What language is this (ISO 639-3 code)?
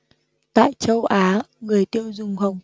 vie